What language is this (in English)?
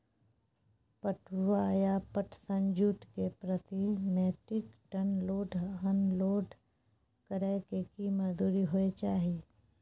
Maithili